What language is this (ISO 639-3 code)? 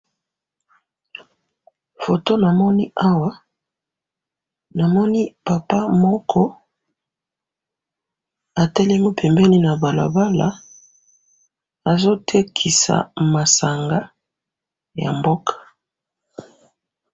lin